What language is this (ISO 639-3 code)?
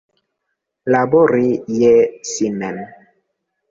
epo